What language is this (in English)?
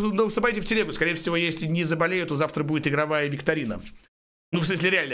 Russian